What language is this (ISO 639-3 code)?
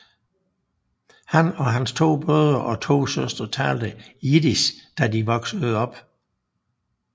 dan